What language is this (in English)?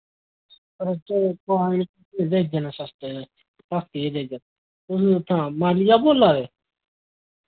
Dogri